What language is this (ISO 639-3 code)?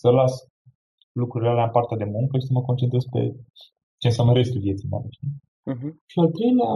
ron